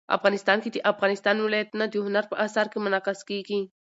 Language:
Pashto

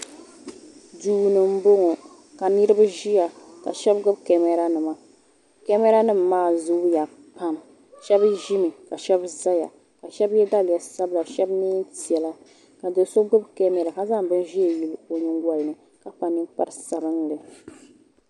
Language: Dagbani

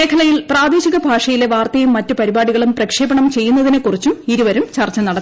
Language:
Malayalam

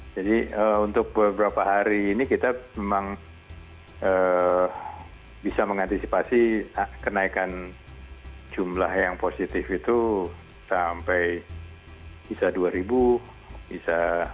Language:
Indonesian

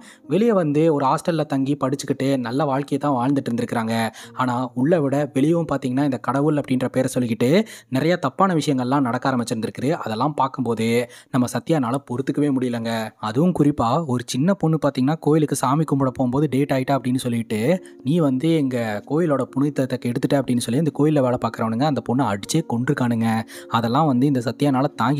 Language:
Tamil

